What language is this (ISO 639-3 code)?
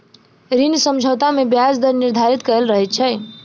mai